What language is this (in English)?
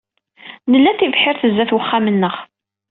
Kabyle